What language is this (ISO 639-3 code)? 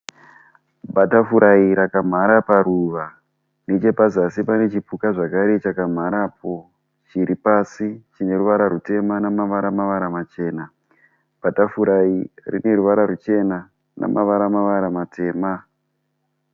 sna